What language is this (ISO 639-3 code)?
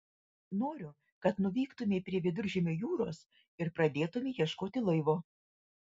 lit